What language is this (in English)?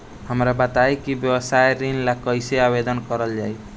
Bhojpuri